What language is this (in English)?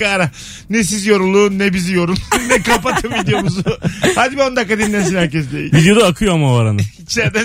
Turkish